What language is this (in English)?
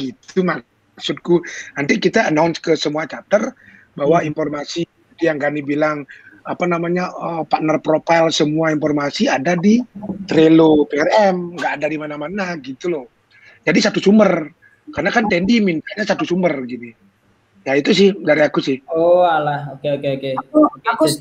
Indonesian